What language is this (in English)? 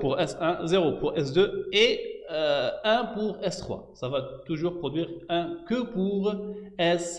French